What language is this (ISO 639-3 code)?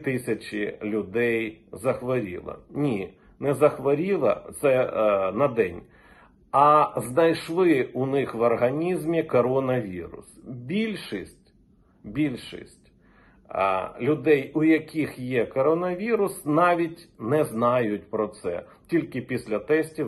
ukr